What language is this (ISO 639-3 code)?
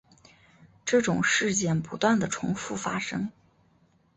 zho